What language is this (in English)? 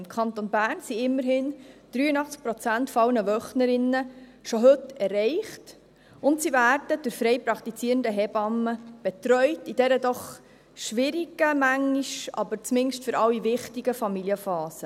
Swiss German